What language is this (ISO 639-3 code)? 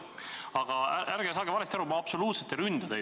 est